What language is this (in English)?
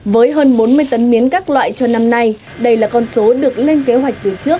Vietnamese